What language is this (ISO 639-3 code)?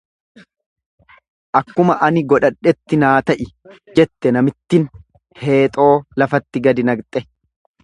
orm